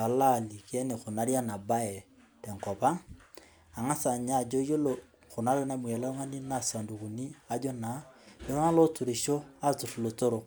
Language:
Masai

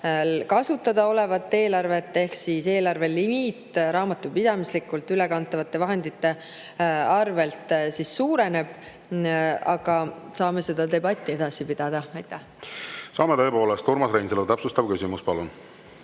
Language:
Estonian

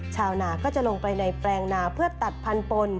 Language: Thai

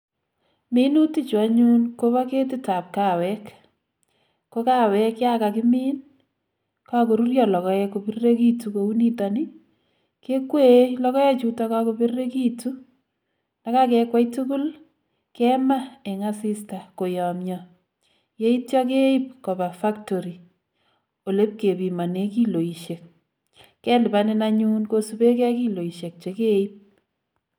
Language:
Kalenjin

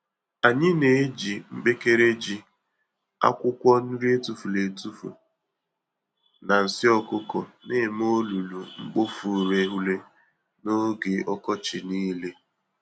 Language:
Igbo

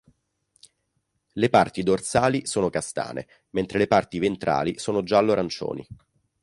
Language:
Italian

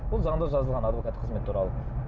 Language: Kazakh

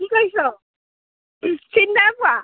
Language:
Assamese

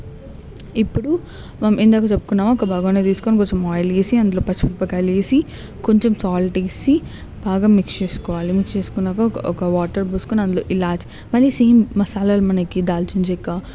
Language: Telugu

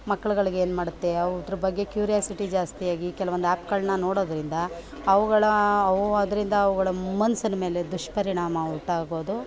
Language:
Kannada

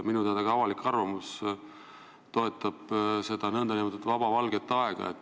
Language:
Estonian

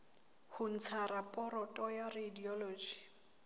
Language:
Southern Sotho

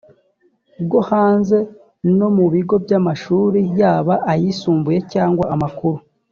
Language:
Kinyarwanda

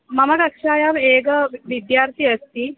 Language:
Sanskrit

